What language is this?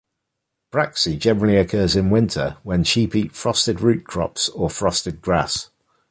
English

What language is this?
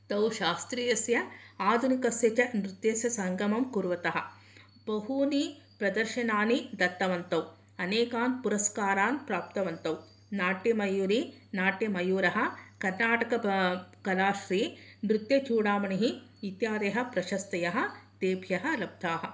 Sanskrit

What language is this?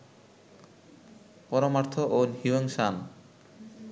Bangla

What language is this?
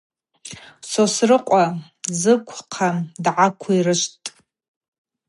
Abaza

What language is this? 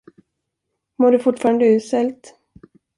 Swedish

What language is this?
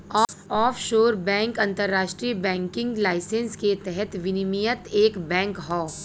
Bhojpuri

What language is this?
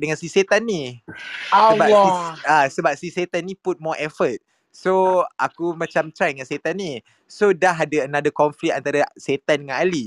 Malay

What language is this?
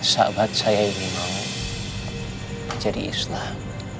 Indonesian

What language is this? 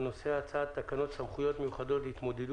Hebrew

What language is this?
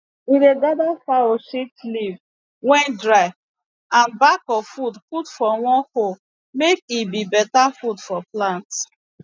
Nigerian Pidgin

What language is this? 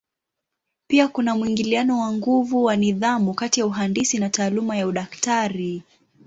Swahili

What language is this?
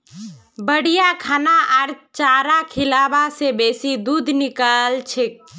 Magahi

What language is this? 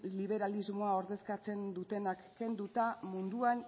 Basque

